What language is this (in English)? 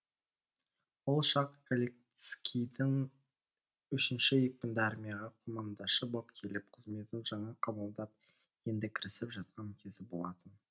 Kazakh